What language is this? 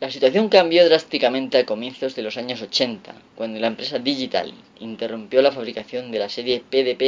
Spanish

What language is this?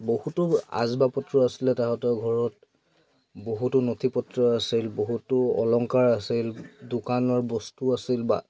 Assamese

